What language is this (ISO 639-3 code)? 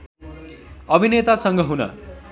nep